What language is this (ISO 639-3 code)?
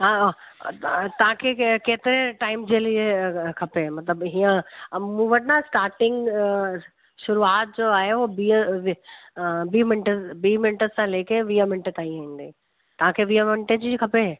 snd